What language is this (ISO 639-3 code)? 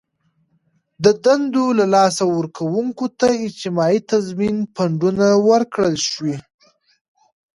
pus